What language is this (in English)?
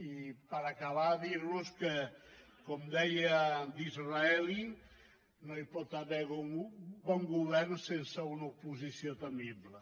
Catalan